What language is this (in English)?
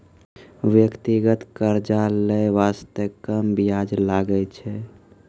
Maithili